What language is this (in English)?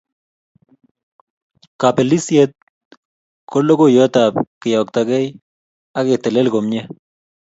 Kalenjin